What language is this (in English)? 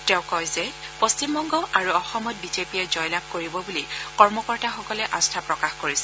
Assamese